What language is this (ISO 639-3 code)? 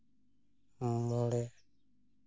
sat